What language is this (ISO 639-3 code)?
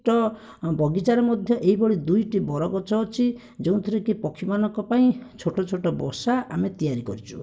ori